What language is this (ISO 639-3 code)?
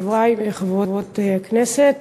heb